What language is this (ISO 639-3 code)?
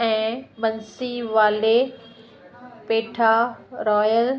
snd